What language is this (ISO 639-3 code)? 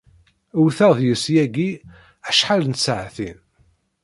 kab